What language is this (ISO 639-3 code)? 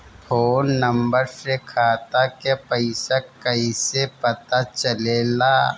bho